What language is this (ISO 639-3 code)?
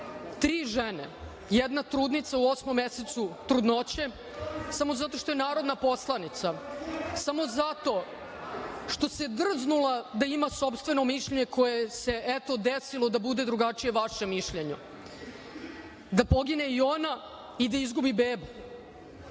srp